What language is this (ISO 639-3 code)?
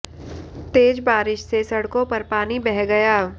hin